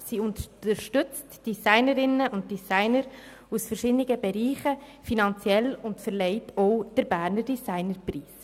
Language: Swiss German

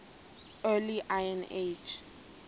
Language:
Xhosa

